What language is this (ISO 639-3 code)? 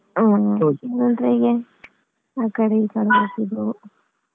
kan